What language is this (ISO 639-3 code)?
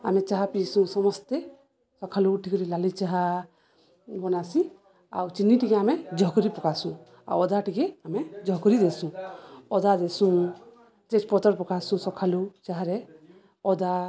ori